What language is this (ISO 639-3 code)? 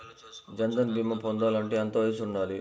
tel